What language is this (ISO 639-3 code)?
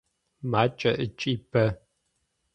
ady